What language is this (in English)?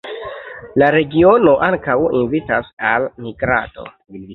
Esperanto